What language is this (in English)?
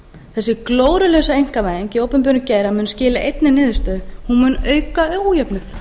Icelandic